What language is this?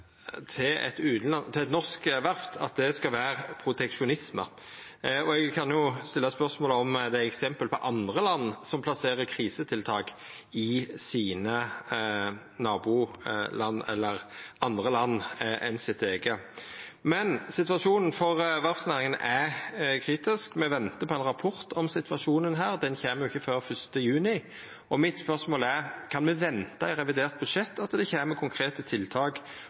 Norwegian Nynorsk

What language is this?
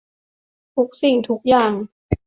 Thai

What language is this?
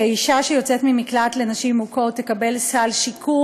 Hebrew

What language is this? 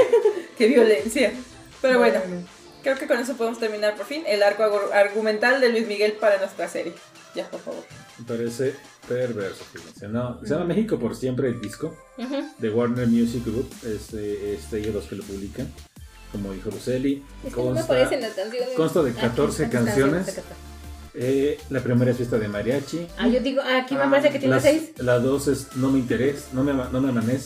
Spanish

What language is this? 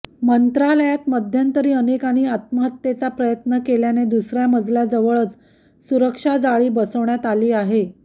Marathi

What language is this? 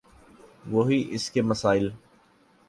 Urdu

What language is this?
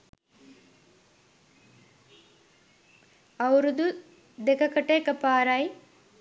Sinhala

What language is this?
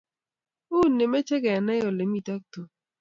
Kalenjin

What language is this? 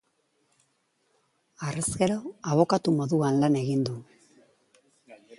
Basque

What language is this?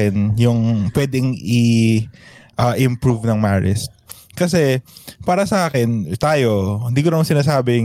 Filipino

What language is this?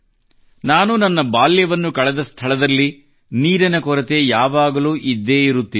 Kannada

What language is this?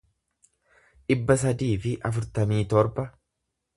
Oromo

